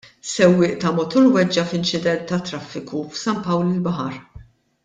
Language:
Maltese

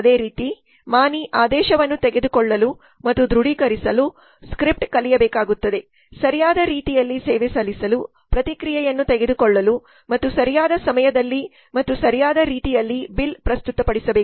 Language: Kannada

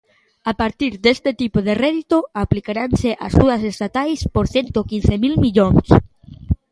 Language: Galician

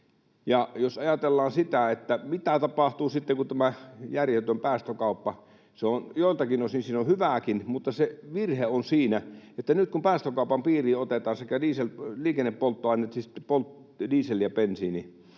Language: Finnish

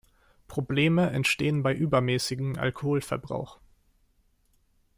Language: German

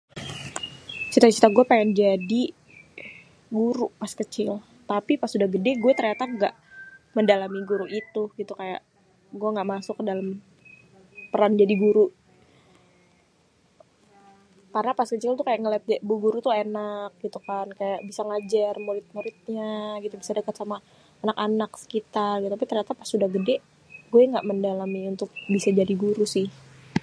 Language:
Betawi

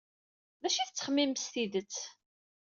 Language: Kabyle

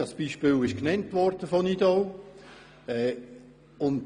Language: Swiss German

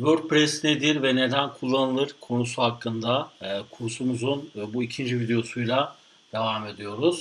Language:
Turkish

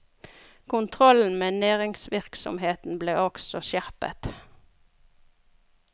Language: Norwegian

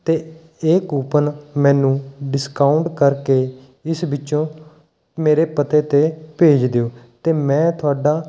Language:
Punjabi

